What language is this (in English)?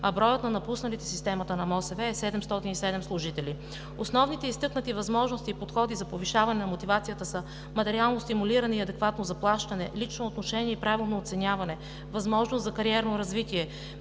Bulgarian